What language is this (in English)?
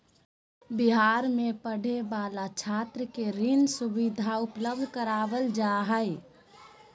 Magahi